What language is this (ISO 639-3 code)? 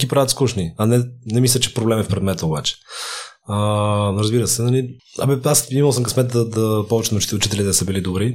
bul